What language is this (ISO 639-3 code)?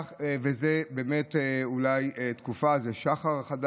heb